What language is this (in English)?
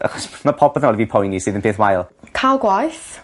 Welsh